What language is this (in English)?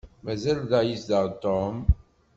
Kabyle